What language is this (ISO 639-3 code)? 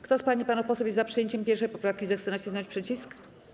pol